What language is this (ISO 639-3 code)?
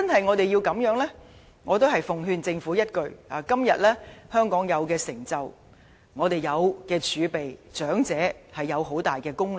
yue